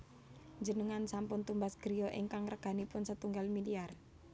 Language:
Javanese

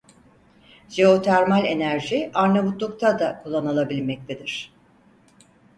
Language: Turkish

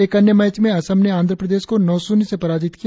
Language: Hindi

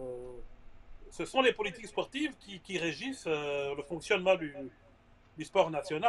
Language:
French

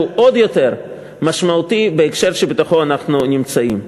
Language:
Hebrew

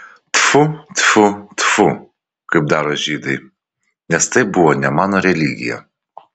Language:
Lithuanian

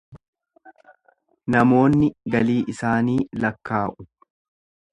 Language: Oromo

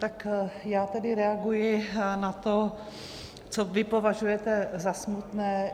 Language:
Czech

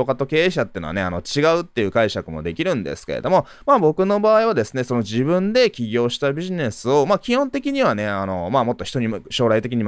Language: Japanese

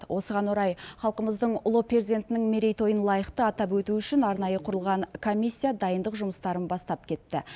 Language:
Kazakh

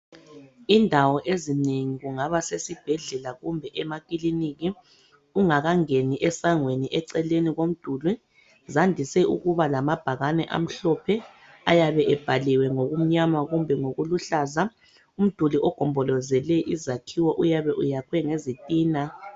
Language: North Ndebele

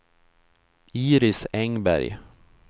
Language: Swedish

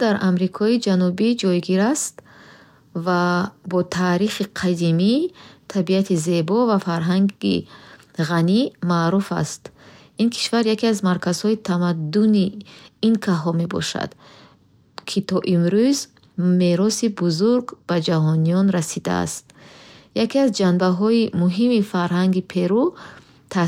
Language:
Bukharic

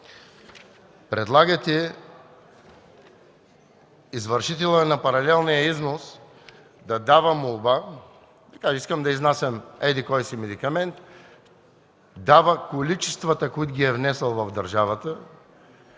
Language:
Bulgarian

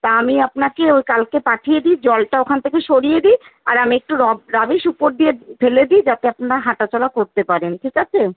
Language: Bangla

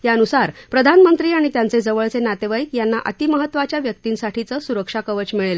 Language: Marathi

